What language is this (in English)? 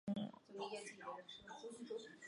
Chinese